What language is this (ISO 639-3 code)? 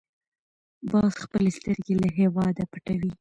pus